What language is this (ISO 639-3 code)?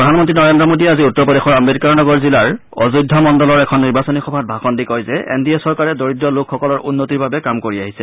asm